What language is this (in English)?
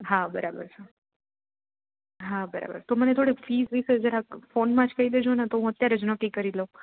Gujarati